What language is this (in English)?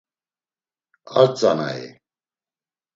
Laz